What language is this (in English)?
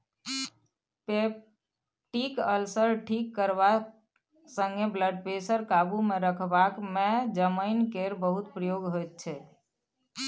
Maithili